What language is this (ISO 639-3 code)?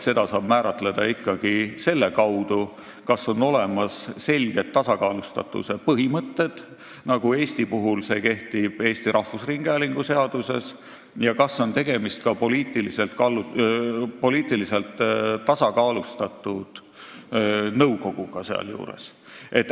est